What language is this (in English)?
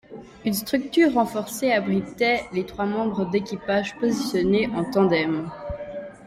French